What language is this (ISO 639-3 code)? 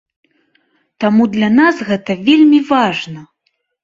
bel